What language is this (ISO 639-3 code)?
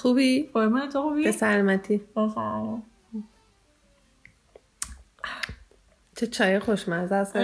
fas